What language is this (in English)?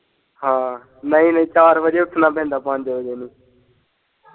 Punjabi